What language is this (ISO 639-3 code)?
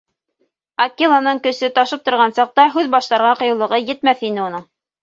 bak